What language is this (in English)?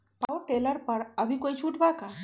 Magahi